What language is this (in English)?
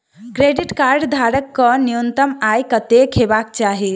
Maithili